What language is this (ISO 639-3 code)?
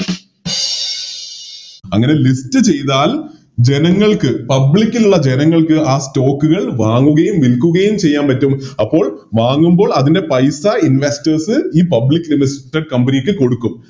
mal